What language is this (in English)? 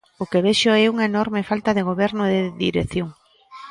Galician